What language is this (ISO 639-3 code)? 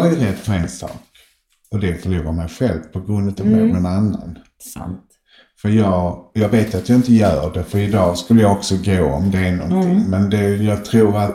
swe